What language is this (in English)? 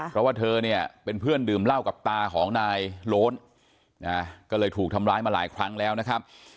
Thai